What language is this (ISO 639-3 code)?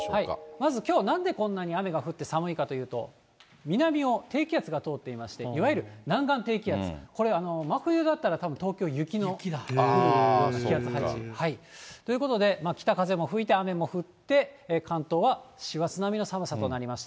jpn